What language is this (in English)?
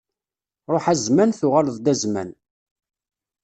Kabyle